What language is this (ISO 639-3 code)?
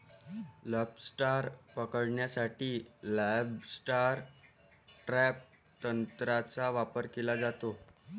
mar